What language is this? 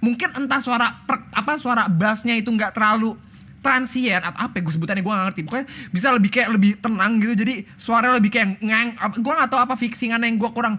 Indonesian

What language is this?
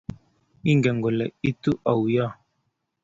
Kalenjin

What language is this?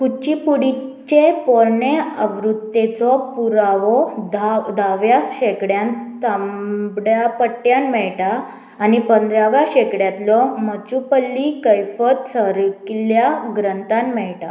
Konkani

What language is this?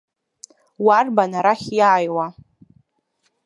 Abkhazian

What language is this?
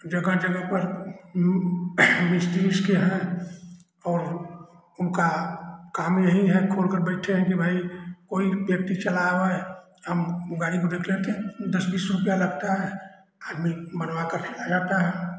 Hindi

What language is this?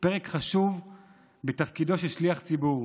Hebrew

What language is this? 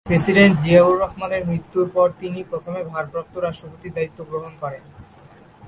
Bangla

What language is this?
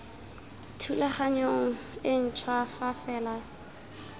Tswana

